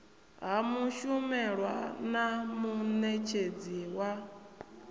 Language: Venda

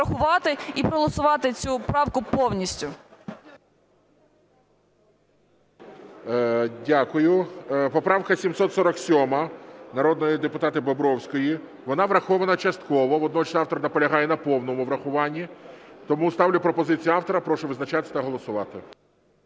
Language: Ukrainian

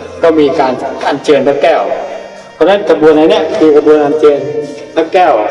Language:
Thai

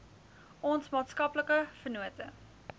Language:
Afrikaans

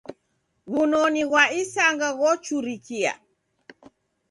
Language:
Taita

